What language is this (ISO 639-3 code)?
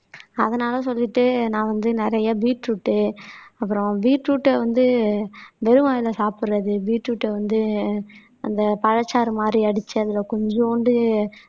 tam